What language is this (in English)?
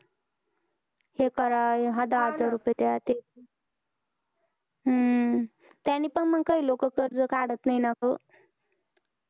Marathi